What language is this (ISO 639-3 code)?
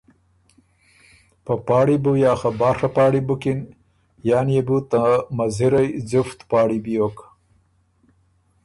oru